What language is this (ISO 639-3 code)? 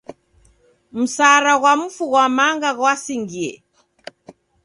dav